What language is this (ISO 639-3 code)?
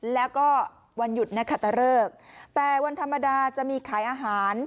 tha